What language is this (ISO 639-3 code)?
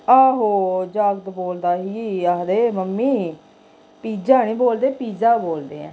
doi